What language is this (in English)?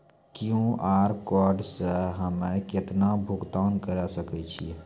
Maithili